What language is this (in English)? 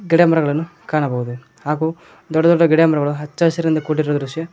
Kannada